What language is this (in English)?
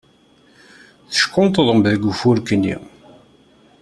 Kabyle